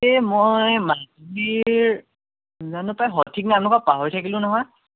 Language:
Assamese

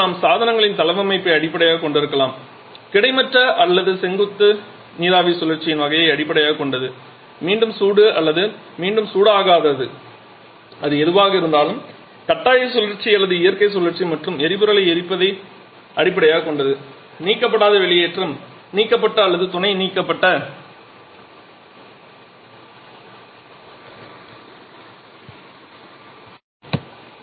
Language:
Tamil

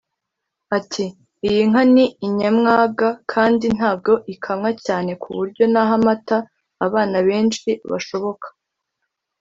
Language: Kinyarwanda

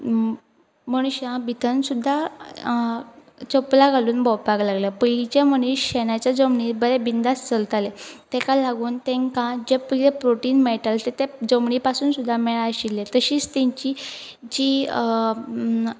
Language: Konkani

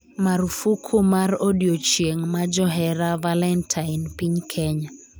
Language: Luo (Kenya and Tanzania)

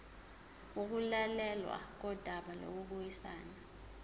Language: Zulu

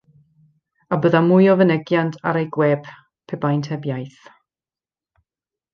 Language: Welsh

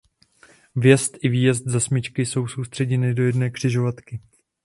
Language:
Czech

